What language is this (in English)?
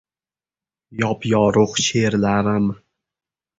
Uzbek